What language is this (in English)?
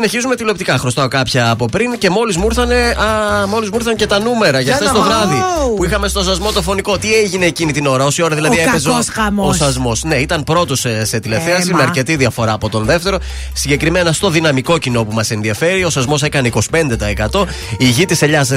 Greek